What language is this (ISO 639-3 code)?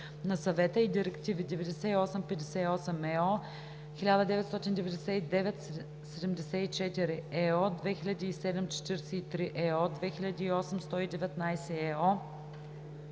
bul